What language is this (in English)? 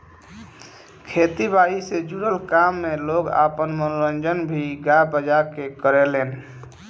Bhojpuri